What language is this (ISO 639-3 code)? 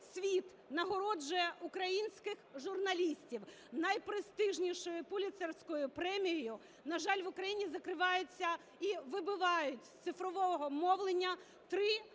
ukr